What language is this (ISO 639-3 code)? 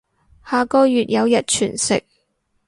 yue